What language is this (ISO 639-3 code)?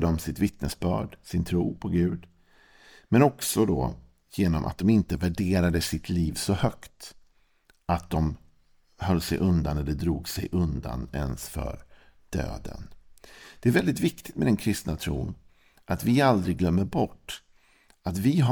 swe